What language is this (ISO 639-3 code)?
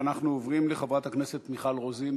heb